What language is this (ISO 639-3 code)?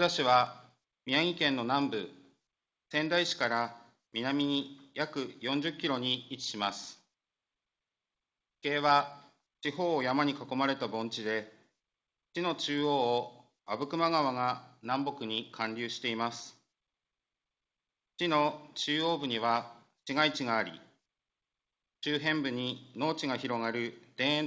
jpn